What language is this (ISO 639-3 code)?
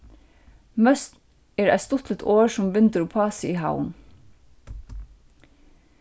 fao